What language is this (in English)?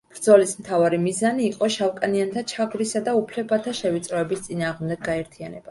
Georgian